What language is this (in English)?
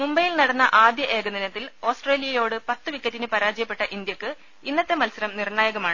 Malayalam